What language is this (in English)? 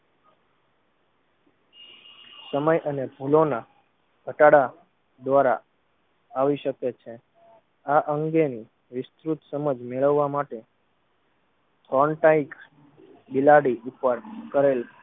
Gujarati